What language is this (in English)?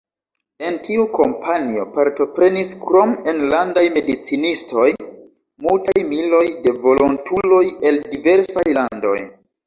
Esperanto